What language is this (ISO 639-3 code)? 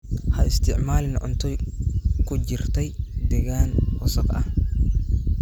som